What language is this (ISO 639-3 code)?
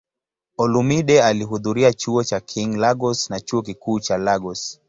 swa